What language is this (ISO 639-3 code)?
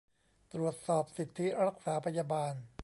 tha